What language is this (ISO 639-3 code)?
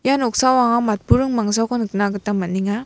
grt